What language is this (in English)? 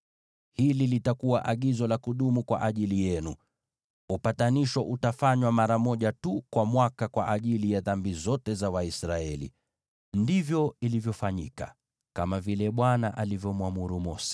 Swahili